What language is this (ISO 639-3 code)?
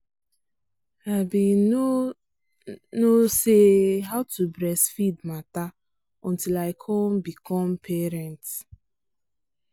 pcm